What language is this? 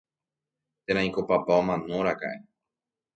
Guarani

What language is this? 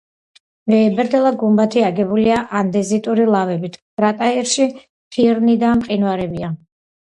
Georgian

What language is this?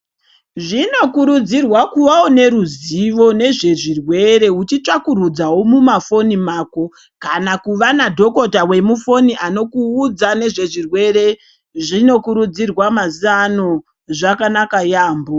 Ndau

